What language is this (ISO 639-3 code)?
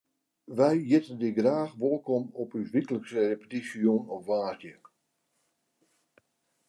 fry